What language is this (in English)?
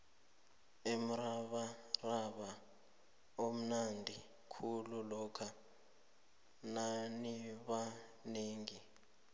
South Ndebele